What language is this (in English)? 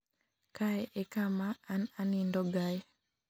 Luo (Kenya and Tanzania)